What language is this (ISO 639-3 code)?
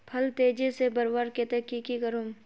mag